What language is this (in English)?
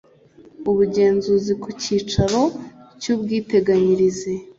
Kinyarwanda